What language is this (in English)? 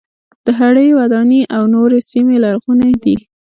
Pashto